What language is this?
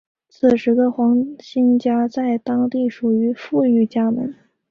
Chinese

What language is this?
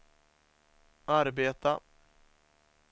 Swedish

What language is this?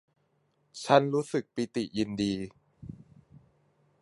Thai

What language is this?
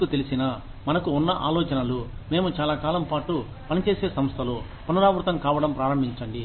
Telugu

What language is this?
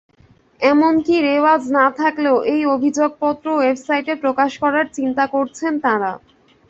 Bangla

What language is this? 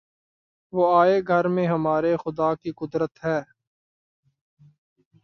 Urdu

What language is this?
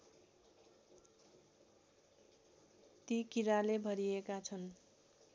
Nepali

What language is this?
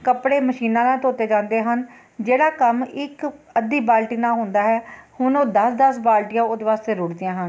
Punjabi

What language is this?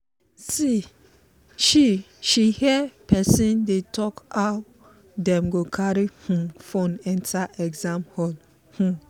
Nigerian Pidgin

